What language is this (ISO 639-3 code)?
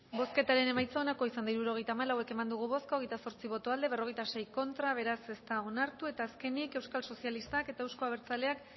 eus